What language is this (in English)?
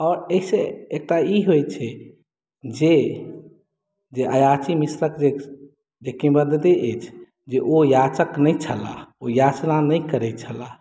Maithili